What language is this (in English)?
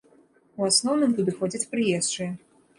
Belarusian